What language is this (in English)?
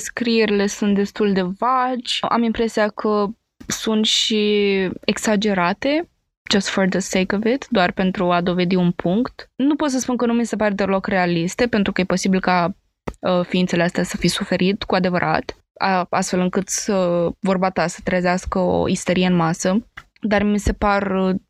Romanian